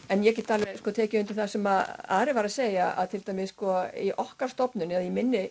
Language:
Icelandic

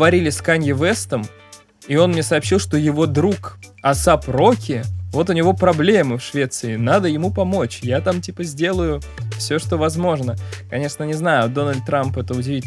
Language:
Russian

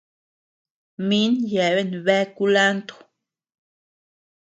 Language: Tepeuxila Cuicatec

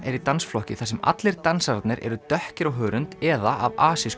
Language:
Icelandic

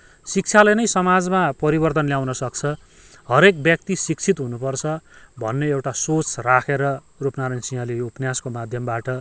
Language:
Nepali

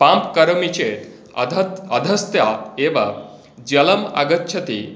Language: Sanskrit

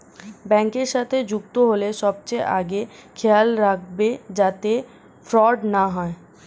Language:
Bangla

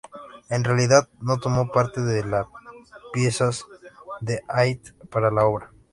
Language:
Spanish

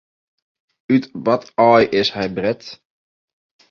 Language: Western Frisian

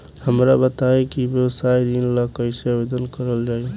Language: Bhojpuri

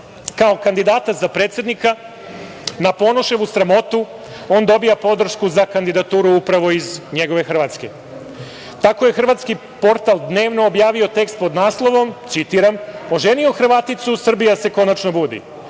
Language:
Serbian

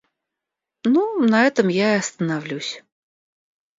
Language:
Russian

